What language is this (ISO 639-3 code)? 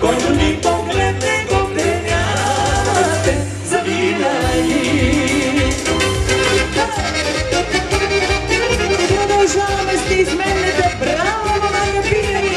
bul